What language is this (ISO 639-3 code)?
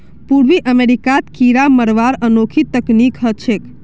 mag